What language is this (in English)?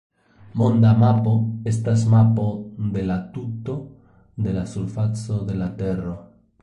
Esperanto